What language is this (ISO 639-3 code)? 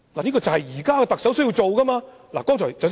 yue